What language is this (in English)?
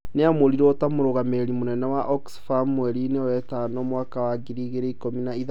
Kikuyu